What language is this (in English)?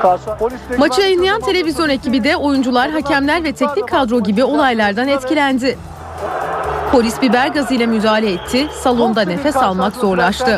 Turkish